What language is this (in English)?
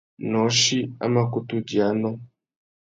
Tuki